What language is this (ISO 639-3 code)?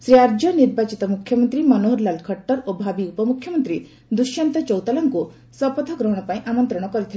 ori